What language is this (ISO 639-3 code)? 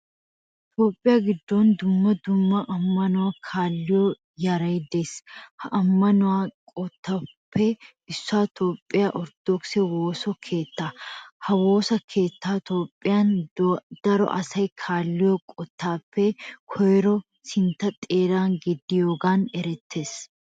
wal